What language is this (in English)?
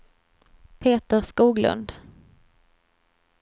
Swedish